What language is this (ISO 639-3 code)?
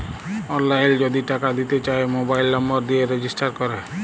ben